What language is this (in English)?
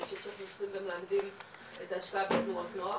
Hebrew